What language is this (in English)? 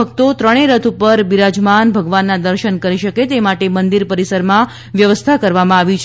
Gujarati